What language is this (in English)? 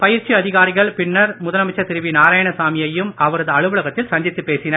Tamil